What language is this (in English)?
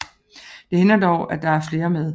Danish